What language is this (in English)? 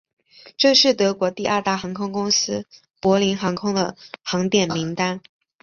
Chinese